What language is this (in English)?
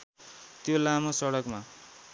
Nepali